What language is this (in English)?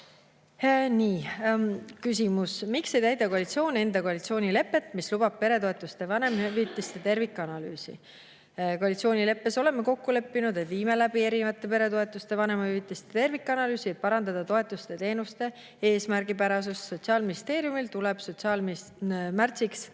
Estonian